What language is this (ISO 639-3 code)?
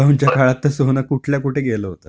mar